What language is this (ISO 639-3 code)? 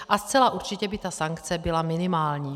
ces